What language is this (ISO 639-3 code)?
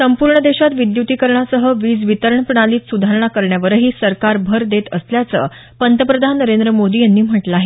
mar